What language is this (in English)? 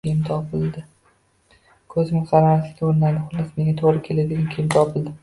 Uzbek